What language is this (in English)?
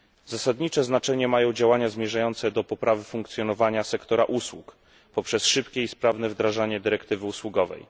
Polish